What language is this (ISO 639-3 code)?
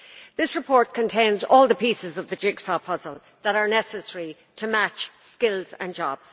eng